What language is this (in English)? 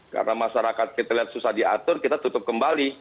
Indonesian